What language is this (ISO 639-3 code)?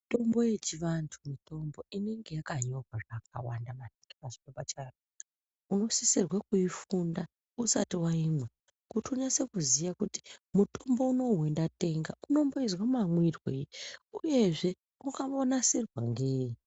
ndc